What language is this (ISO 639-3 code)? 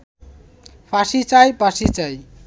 ben